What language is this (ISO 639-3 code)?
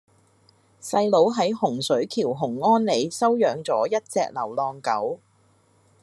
yue